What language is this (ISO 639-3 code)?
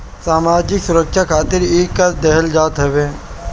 bho